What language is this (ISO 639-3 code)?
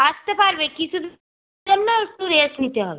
ben